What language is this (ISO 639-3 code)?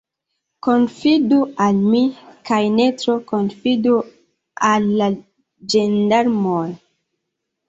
epo